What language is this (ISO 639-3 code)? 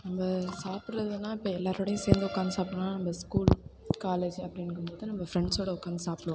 tam